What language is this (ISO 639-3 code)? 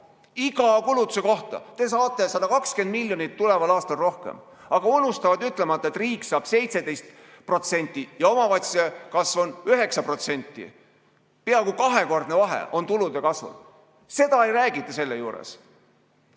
est